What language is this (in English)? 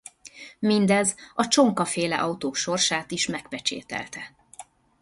Hungarian